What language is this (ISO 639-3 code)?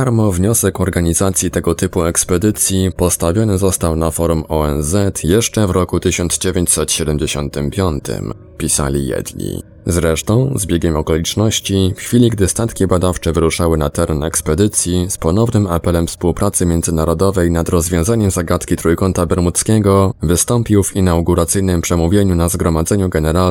pol